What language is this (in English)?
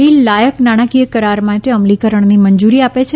Gujarati